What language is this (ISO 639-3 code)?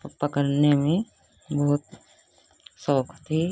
hin